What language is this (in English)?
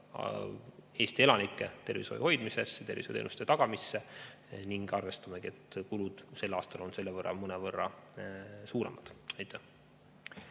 Estonian